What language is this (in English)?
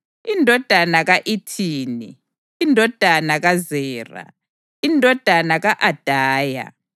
North Ndebele